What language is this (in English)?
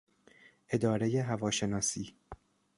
Persian